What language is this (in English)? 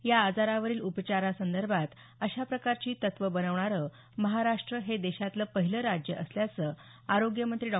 Marathi